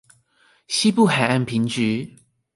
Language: Chinese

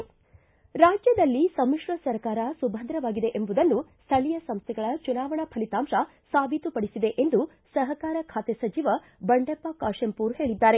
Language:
Kannada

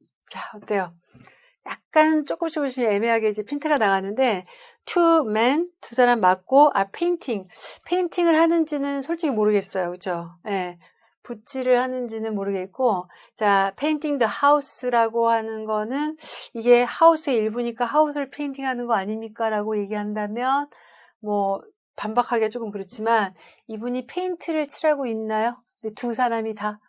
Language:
Korean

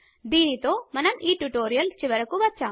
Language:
Telugu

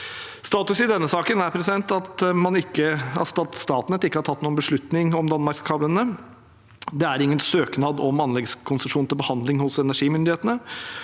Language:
Norwegian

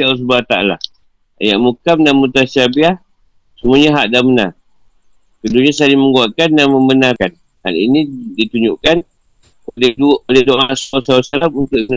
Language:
Malay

